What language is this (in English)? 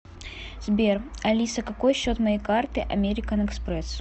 Russian